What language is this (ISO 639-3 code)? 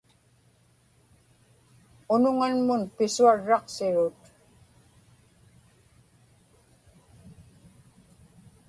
ipk